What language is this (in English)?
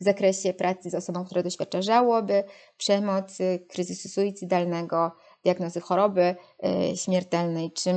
Polish